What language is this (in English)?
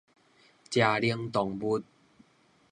Min Nan Chinese